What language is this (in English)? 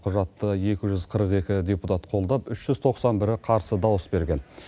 Kazakh